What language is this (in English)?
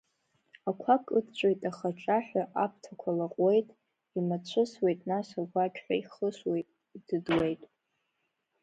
Abkhazian